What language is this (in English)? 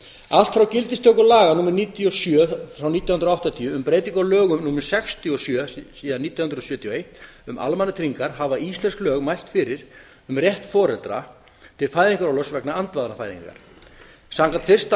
Icelandic